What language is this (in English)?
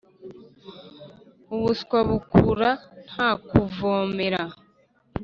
Kinyarwanda